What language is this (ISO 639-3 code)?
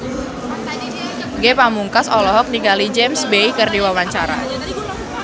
sun